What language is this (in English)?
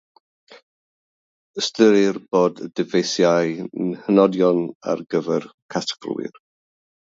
Welsh